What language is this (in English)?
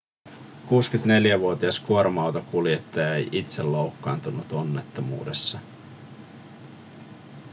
Finnish